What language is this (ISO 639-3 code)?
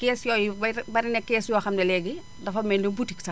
wol